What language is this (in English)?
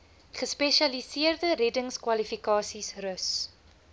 Afrikaans